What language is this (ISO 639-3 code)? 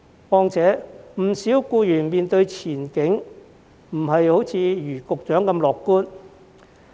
yue